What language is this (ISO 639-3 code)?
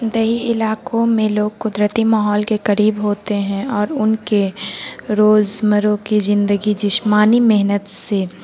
urd